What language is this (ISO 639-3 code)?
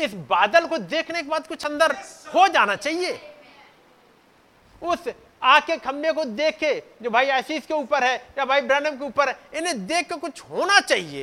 hin